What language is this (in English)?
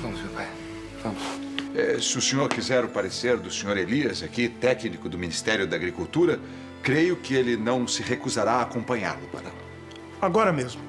Portuguese